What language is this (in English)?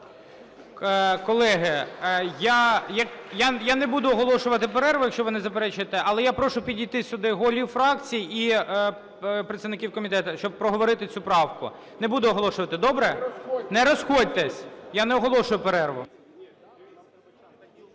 Ukrainian